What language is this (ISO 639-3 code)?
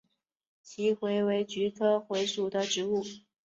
zho